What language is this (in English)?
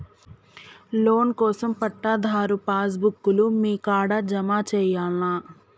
Telugu